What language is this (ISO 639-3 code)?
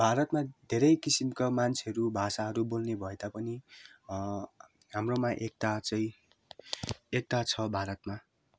nep